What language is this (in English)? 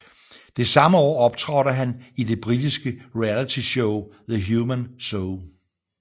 Danish